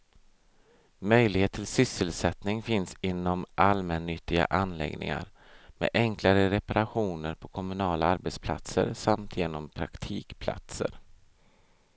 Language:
Swedish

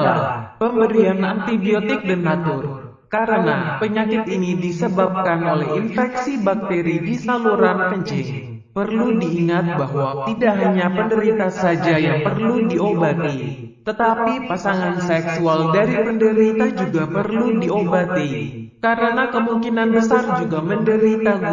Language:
Indonesian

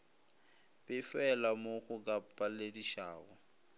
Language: Northern Sotho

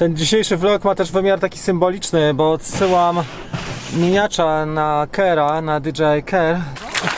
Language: Polish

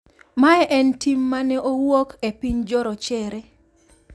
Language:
Luo (Kenya and Tanzania)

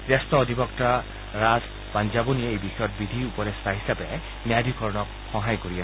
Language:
Assamese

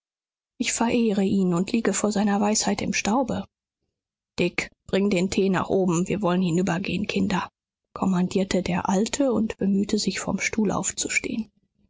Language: German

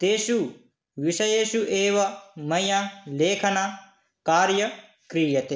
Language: Sanskrit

